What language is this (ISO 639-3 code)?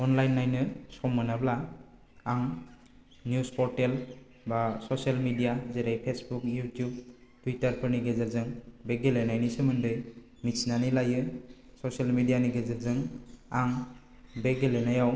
brx